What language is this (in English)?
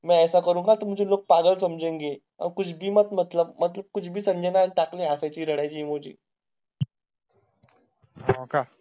Marathi